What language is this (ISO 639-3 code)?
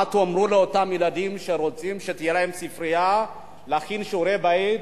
heb